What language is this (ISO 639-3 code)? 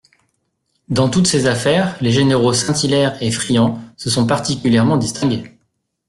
fra